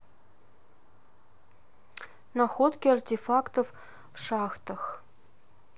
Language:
Russian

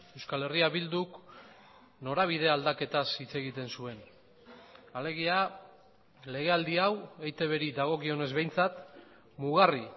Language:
Basque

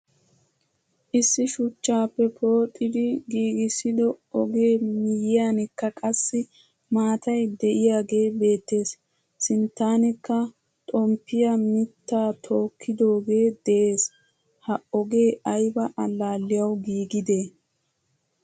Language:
Wolaytta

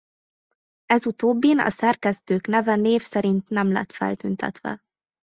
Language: Hungarian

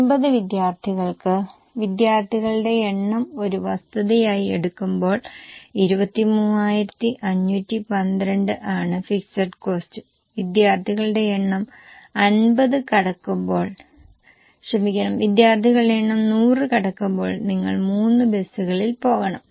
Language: Malayalam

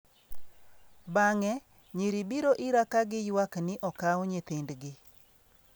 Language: Luo (Kenya and Tanzania)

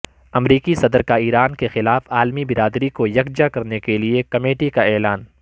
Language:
Urdu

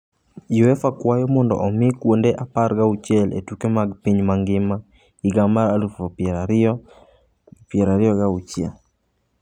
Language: Luo (Kenya and Tanzania)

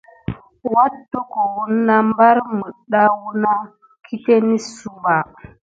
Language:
Gidar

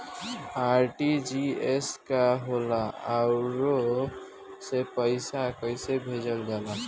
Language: Bhojpuri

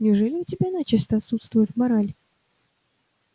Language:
Russian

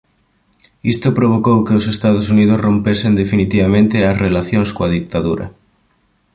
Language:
Galician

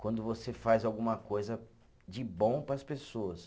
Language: Portuguese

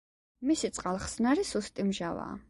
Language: Georgian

